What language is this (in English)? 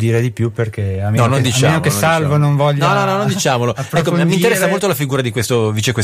Italian